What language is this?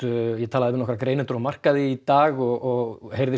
Icelandic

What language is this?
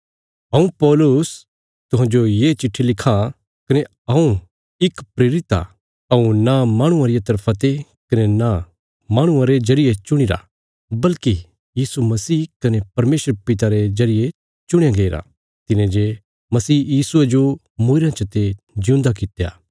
Bilaspuri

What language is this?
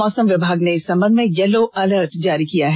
Hindi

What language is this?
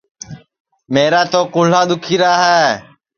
Sansi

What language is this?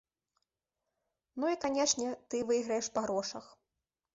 Belarusian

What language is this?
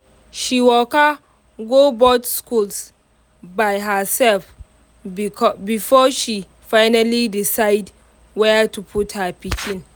Nigerian Pidgin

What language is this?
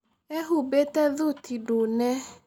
Kikuyu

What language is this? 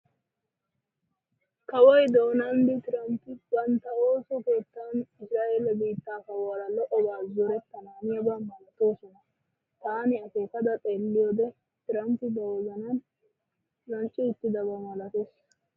Wolaytta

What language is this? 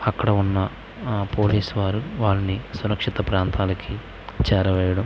Telugu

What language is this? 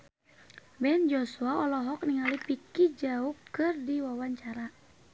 Sundanese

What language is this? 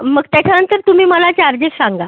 Marathi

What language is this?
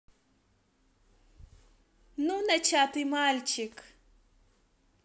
Russian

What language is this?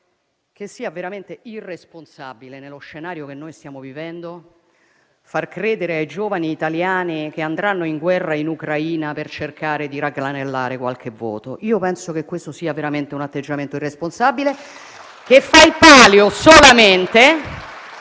Italian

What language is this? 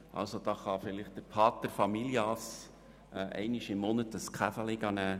Swiss German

